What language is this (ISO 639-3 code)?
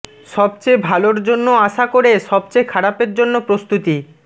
ben